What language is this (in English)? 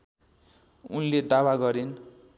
Nepali